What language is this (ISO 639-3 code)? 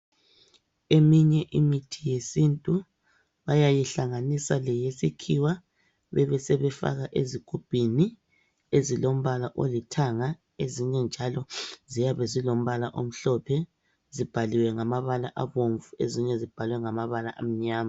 nde